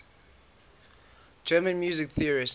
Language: English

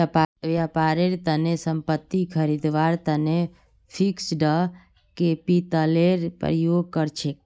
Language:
Magahi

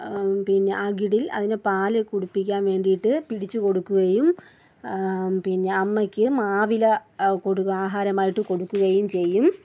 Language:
Malayalam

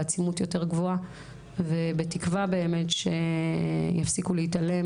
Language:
Hebrew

